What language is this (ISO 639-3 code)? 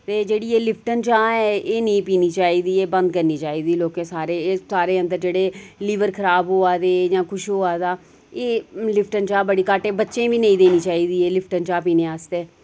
doi